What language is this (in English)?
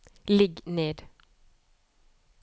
Norwegian